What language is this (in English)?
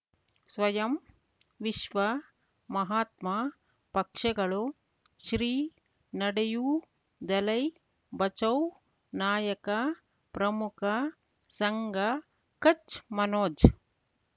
Kannada